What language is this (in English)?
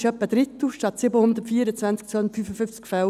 Swiss German